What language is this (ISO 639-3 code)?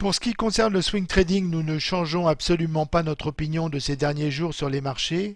fra